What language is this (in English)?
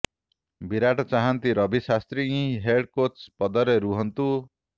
Odia